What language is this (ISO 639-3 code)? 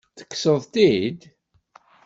kab